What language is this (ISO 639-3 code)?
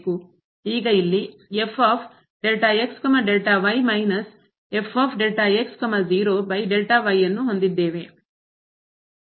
kan